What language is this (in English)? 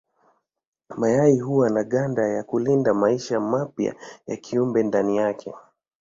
Swahili